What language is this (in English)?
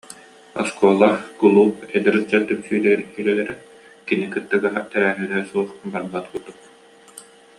Yakut